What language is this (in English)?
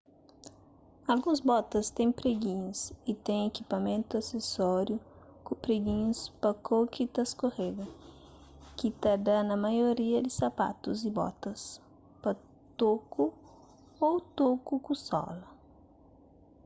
Kabuverdianu